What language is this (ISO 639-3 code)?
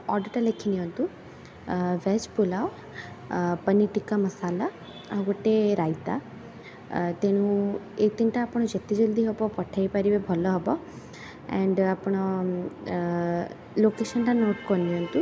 ori